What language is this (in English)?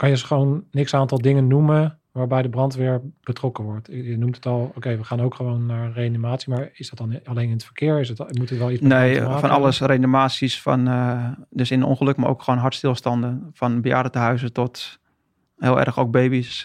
Dutch